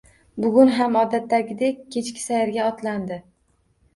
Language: Uzbek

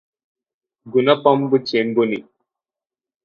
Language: Telugu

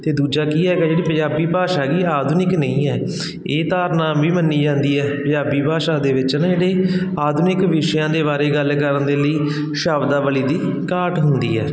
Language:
Punjabi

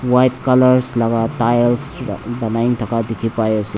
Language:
Naga Pidgin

